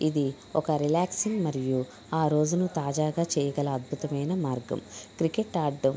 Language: Telugu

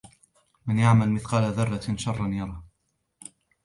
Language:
Arabic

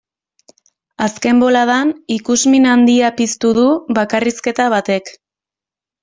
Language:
Basque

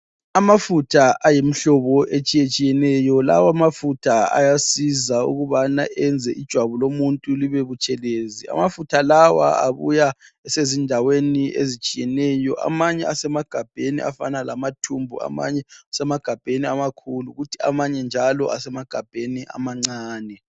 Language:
North Ndebele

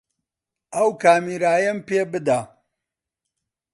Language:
Central Kurdish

